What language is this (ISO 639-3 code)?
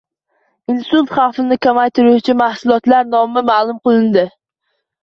uzb